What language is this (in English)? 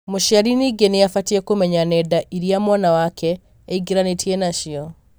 Kikuyu